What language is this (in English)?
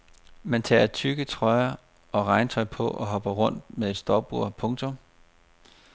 Danish